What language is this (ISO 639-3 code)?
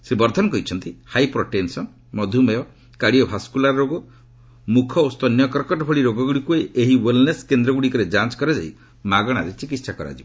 ori